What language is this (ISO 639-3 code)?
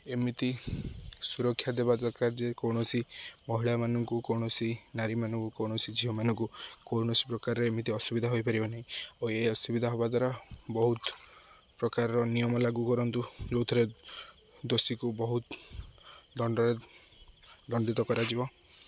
ori